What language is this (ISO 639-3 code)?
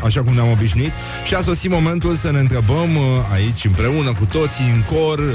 ron